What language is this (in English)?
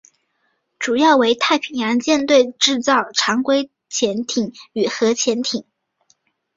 Chinese